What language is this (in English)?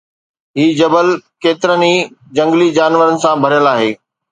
Sindhi